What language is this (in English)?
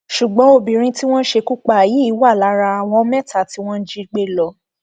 Yoruba